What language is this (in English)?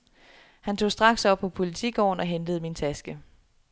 Danish